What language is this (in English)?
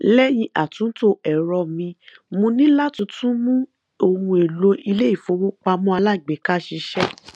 Yoruba